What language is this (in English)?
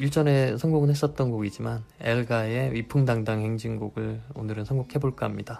Korean